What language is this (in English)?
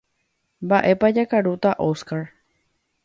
Guarani